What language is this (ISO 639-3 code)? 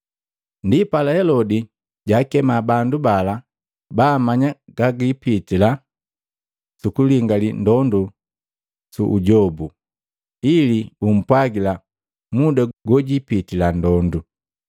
mgv